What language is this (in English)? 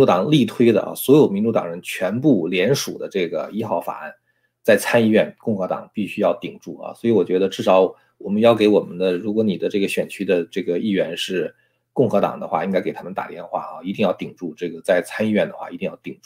Chinese